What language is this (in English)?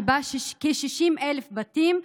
Hebrew